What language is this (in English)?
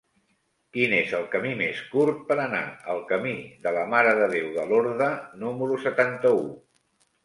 Catalan